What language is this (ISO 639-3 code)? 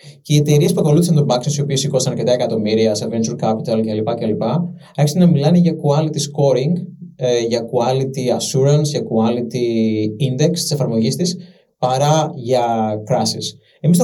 ell